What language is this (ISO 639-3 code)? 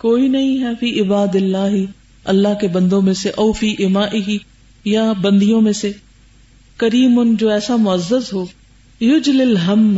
urd